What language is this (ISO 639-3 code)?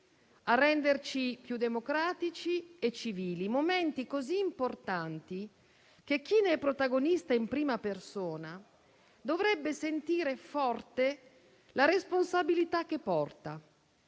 ita